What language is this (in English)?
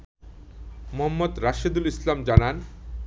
Bangla